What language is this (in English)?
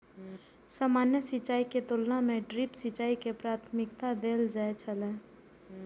Maithili